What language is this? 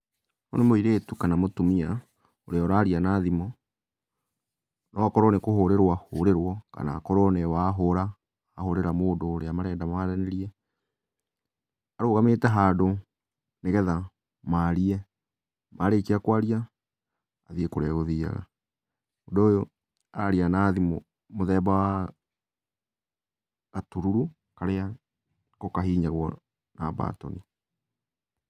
Kikuyu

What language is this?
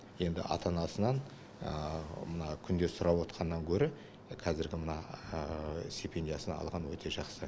Kazakh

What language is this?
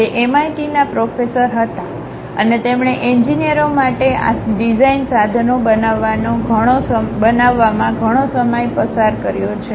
Gujarati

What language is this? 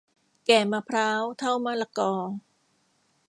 Thai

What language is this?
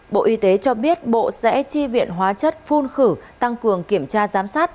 Vietnamese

